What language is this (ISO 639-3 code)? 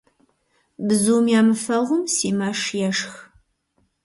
kbd